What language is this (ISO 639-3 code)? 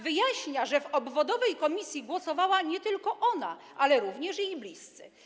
pol